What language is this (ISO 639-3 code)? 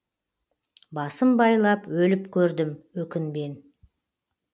kaz